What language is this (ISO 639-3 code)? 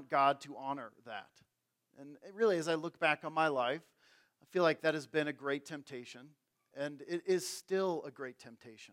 eng